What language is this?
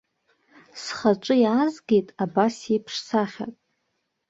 Abkhazian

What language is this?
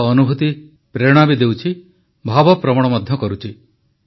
Odia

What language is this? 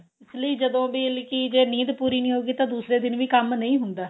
Punjabi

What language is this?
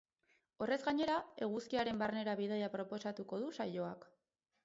Basque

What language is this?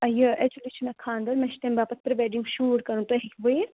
Kashmiri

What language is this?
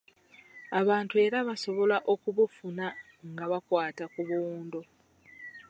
Ganda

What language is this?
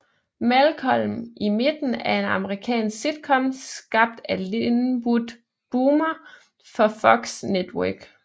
Danish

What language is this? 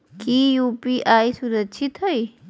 Magahi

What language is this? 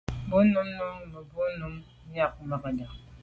Medumba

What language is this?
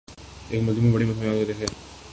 Urdu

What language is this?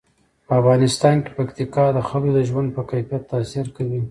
Pashto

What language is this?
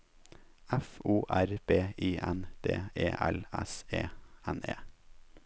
Norwegian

